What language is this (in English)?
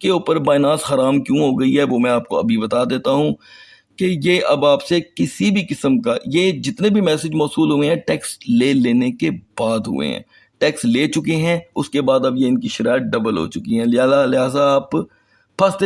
Urdu